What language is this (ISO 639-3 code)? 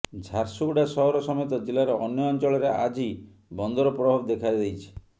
ori